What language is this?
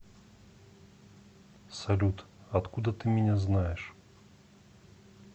Russian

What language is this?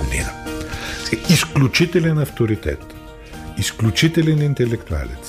Bulgarian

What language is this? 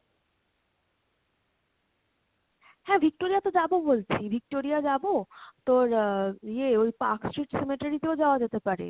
Bangla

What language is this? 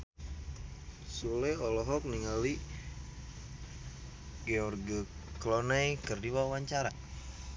Sundanese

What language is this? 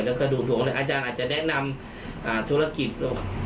Thai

